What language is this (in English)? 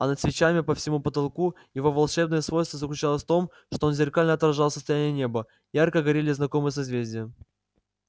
Russian